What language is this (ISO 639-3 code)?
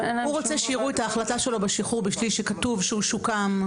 heb